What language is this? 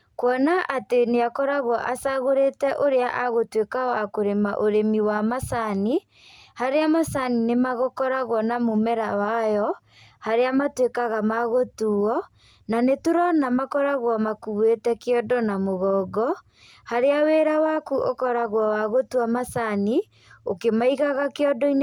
Kikuyu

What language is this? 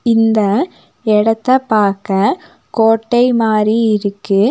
Tamil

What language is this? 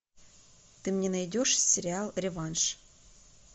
Russian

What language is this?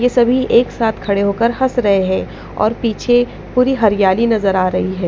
Hindi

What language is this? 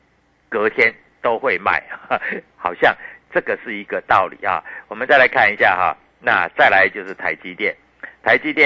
Chinese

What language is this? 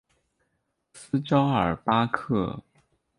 Chinese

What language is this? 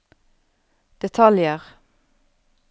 Norwegian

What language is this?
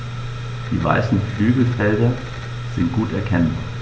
German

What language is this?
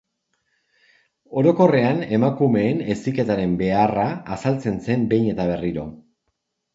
Basque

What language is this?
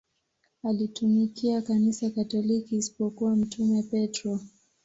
Swahili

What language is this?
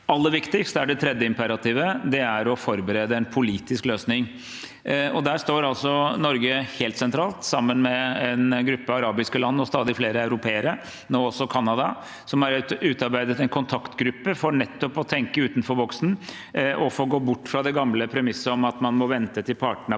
Norwegian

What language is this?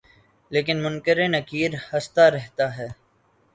Urdu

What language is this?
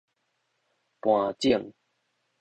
Min Nan Chinese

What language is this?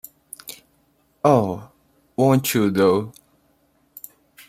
English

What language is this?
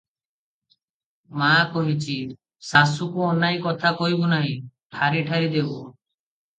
Odia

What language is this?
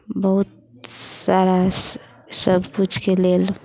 Maithili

